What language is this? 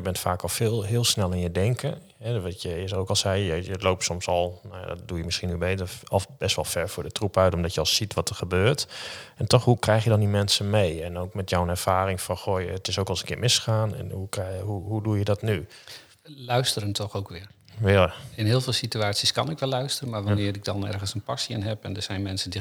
Dutch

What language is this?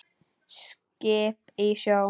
Icelandic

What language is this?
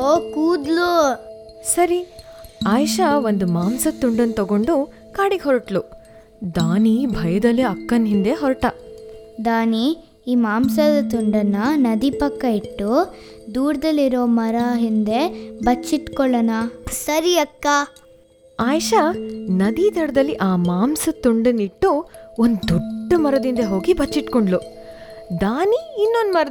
Kannada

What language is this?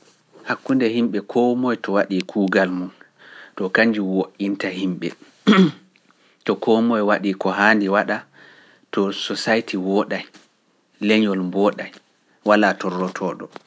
Pular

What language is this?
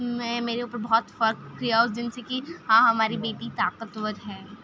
Urdu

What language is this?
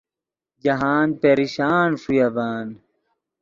Yidgha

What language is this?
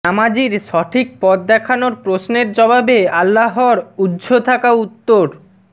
Bangla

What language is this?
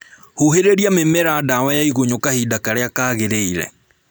Kikuyu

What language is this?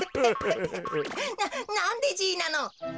Japanese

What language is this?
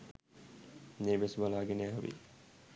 Sinhala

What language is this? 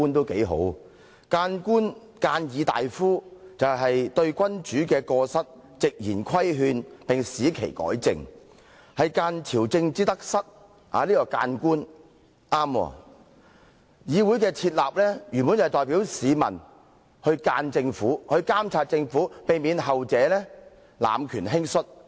Cantonese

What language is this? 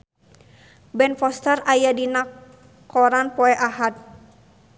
Sundanese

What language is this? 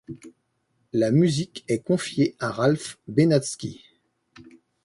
French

